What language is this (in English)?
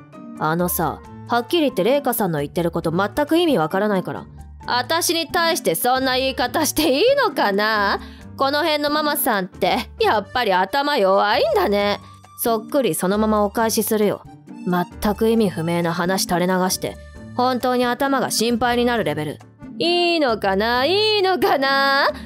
Japanese